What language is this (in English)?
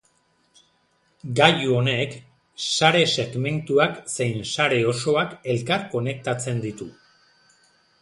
Basque